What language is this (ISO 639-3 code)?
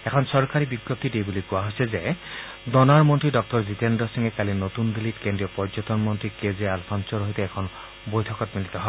asm